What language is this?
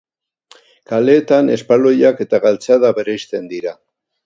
Basque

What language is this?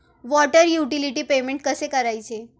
Marathi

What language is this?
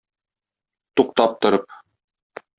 Tatar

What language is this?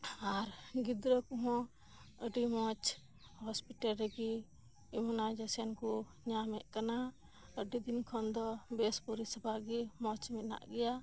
Santali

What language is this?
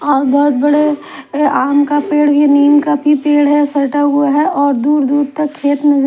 Hindi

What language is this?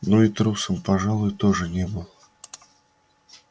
Russian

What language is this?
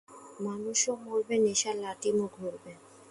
Bangla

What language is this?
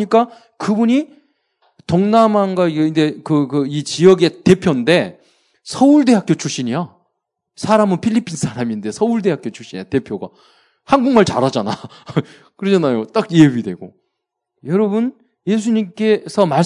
Korean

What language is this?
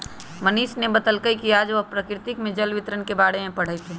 Magahi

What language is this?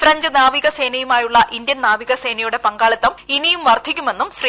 Malayalam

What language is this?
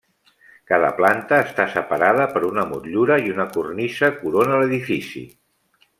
Catalan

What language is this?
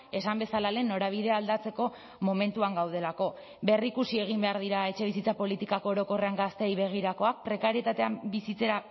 Basque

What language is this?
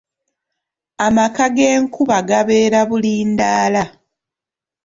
Ganda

